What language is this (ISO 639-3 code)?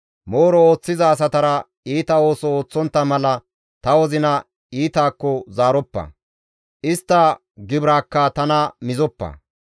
gmv